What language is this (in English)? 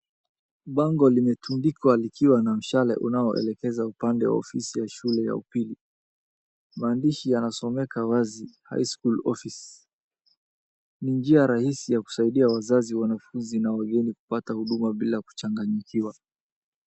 Swahili